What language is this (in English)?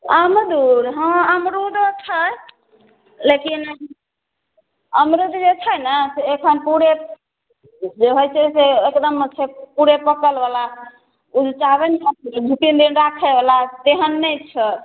Maithili